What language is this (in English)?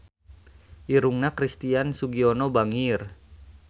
Sundanese